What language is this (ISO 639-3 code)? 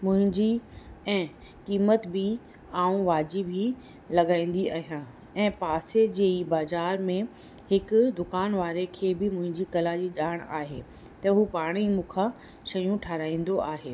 snd